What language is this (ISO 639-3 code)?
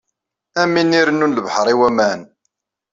kab